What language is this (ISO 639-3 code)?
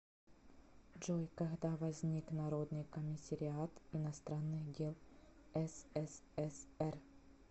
rus